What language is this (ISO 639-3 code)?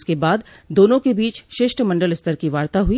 hin